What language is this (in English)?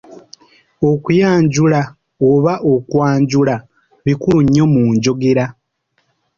Ganda